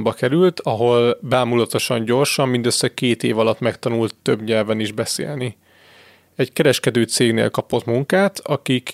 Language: Hungarian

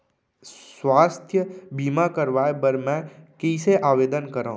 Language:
Chhattisgarhi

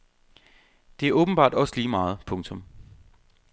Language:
Danish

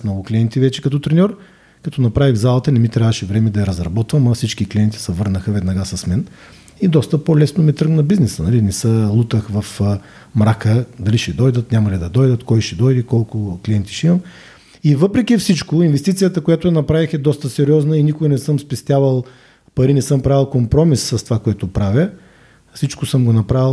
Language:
Bulgarian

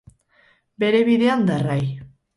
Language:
Basque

